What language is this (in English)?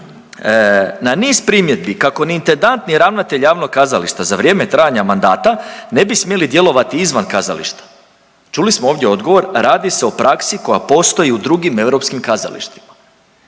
Croatian